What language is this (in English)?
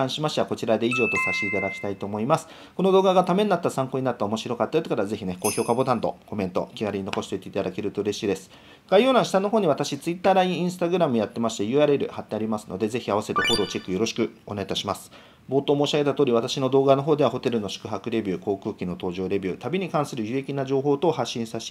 Japanese